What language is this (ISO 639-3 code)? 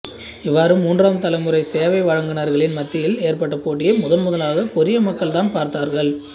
tam